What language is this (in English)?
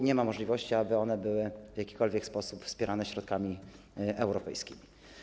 Polish